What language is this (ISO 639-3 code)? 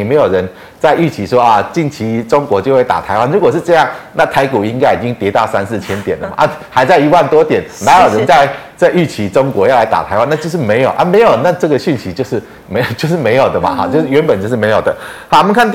zho